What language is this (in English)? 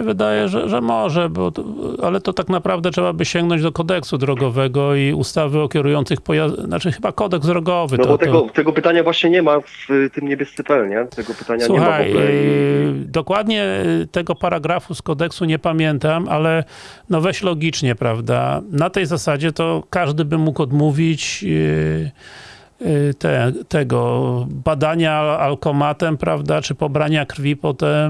Polish